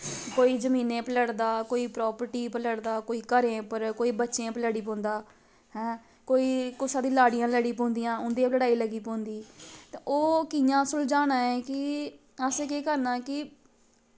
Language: Dogri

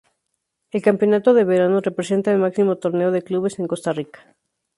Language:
Spanish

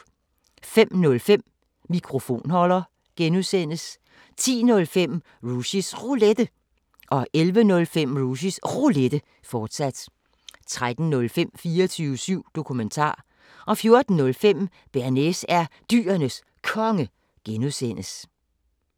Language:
Danish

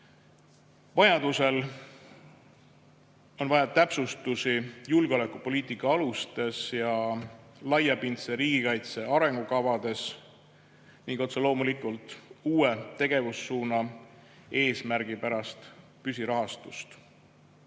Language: Estonian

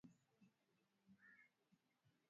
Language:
Swahili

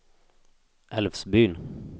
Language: Swedish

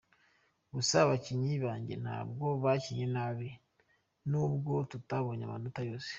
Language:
Kinyarwanda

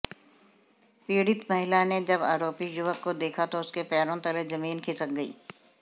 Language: Hindi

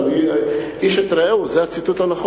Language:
Hebrew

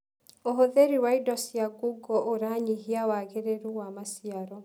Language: Kikuyu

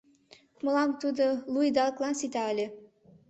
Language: Mari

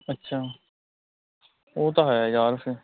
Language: Punjabi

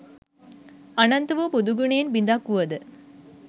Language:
Sinhala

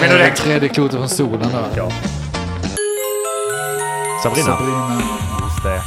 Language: Swedish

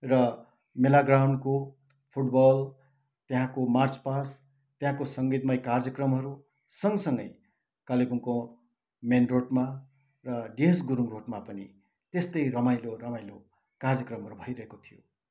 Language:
Nepali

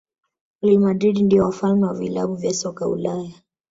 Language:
Swahili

